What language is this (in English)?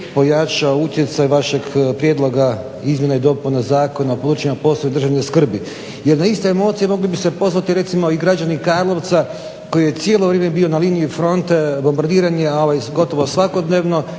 Croatian